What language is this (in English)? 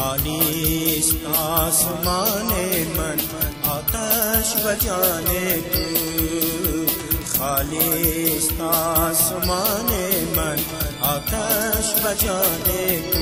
Turkish